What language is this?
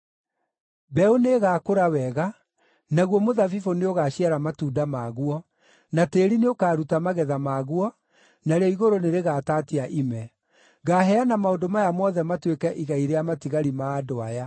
Kikuyu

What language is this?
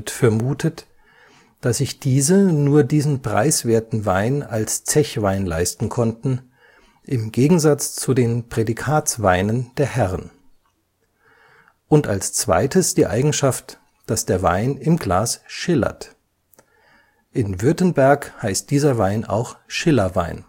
German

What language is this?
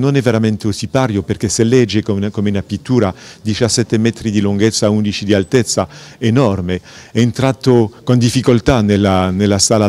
Italian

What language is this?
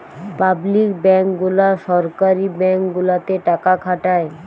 Bangla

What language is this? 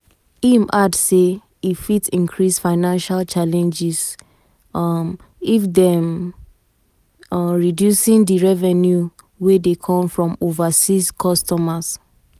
Nigerian Pidgin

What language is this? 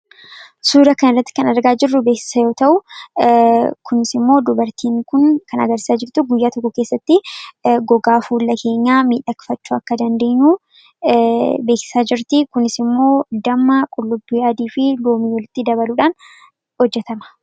Oromo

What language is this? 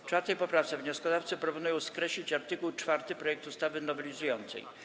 Polish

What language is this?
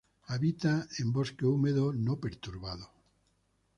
Spanish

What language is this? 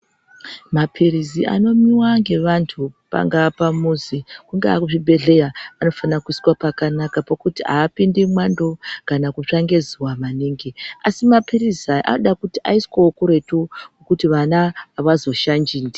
Ndau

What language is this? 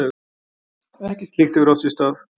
Icelandic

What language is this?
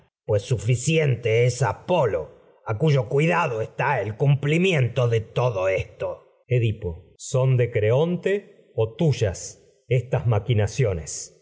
Spanish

